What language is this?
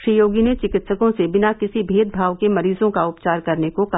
Hindi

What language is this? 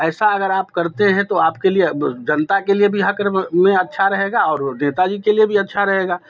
Hindi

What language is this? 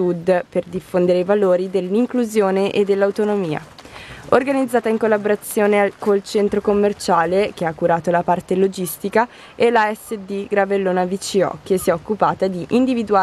Italian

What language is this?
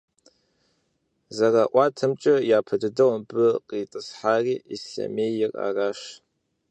Kabardian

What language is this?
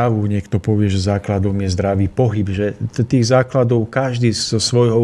Czech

